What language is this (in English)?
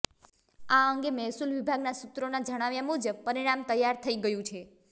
Gujarati